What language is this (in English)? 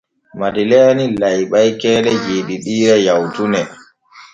Borgu Fulfulde